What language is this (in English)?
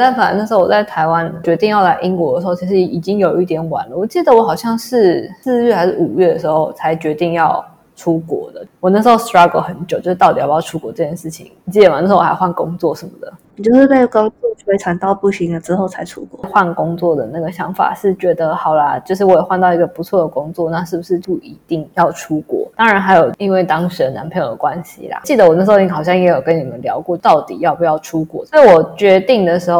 Chinese